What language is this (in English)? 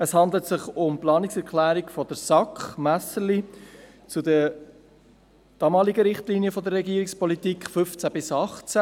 Swiss German